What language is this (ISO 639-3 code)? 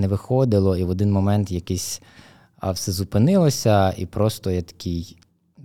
ukr